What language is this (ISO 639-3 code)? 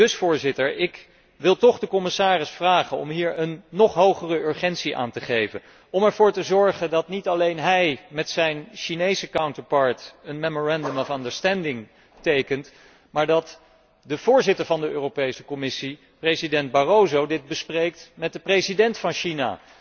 nld